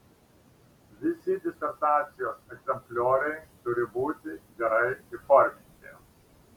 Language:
Lithuanian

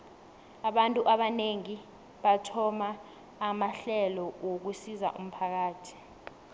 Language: South Ndebele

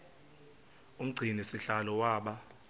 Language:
Xhosa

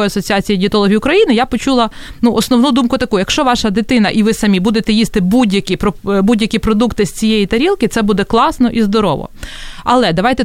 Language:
Ukrainian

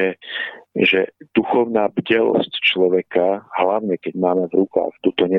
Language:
Czech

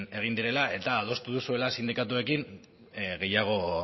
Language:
Basque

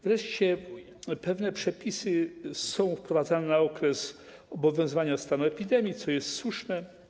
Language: Polish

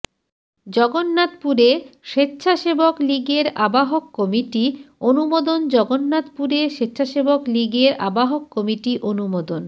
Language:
Bangla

